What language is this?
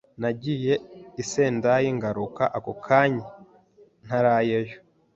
Kinyarwanda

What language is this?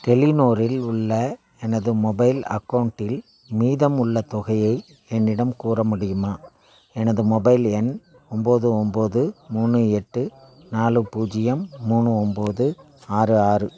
Tamil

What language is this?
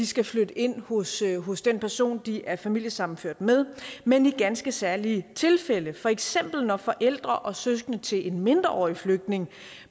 Danish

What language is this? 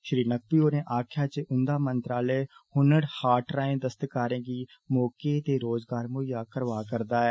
Dogri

